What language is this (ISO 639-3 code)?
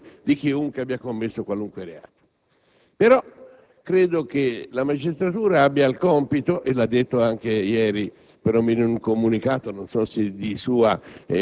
ita